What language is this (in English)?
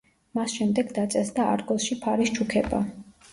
Georgian